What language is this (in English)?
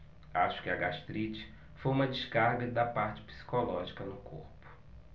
Portuguese